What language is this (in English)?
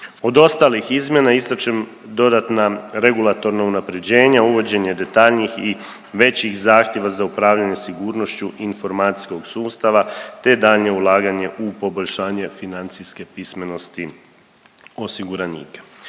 Croatian